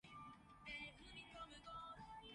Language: Cantonese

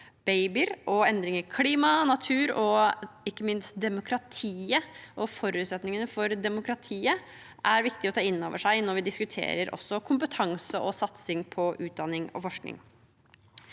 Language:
Norwegian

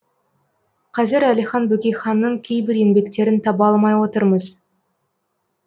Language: Kazakh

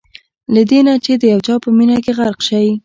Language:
Pashto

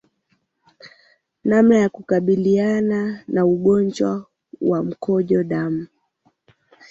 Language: Swahili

